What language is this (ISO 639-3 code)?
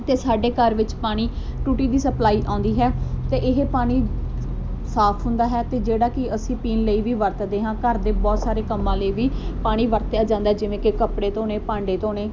pan